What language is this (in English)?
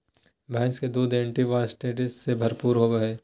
Magahi